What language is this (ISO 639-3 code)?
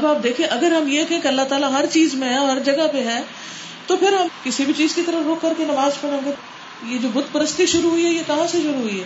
urd